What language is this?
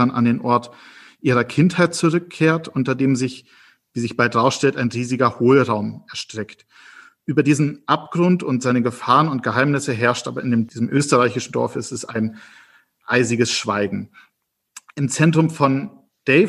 German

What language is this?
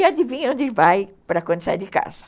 Portuguese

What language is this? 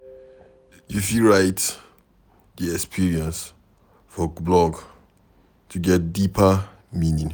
Nigerian Pidgin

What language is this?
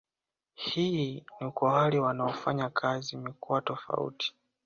Swahili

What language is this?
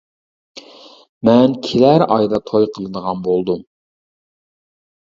Uyghur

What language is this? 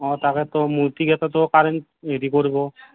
Assamese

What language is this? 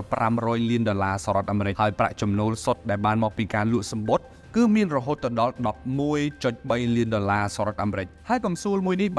Thai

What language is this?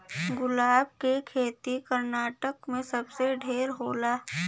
Bhojpuri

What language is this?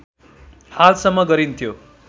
Nepali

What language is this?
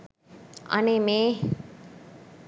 Sinhala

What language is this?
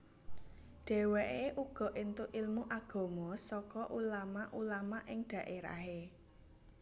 Javanese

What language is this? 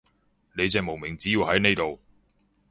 Cantonese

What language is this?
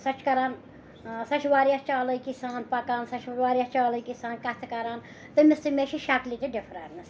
Kashmiri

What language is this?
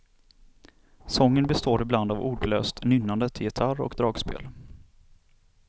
Swedish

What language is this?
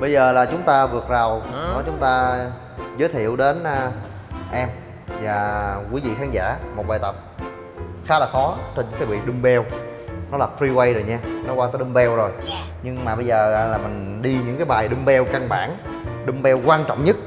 Vietnamese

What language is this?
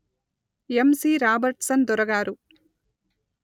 Telugu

